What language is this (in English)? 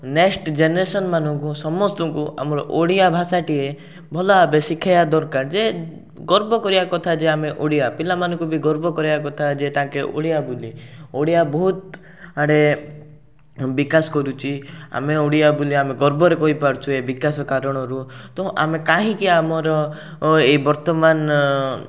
Odia